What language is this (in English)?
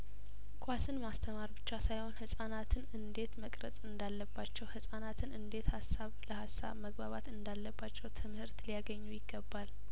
Amharic